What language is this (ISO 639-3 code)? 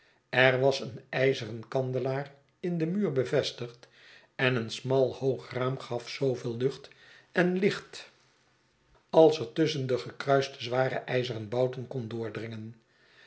nld